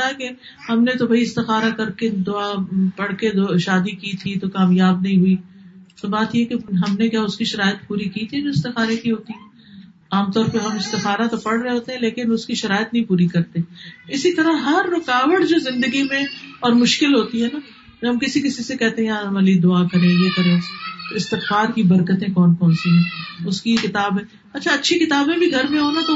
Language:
Urdu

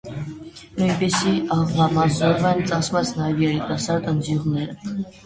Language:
Armenian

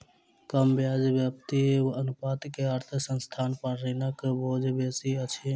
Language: Maithili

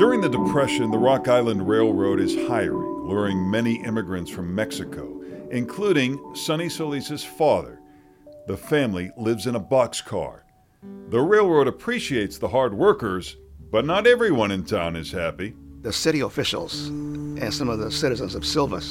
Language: English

